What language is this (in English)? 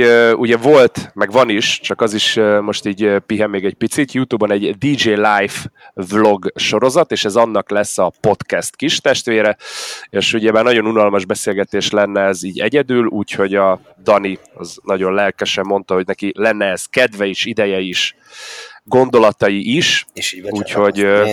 Hungarian